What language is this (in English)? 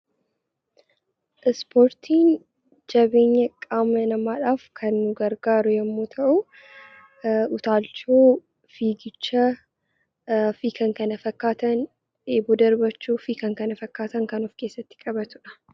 Oromo